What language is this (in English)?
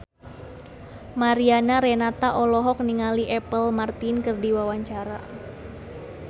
Sundanese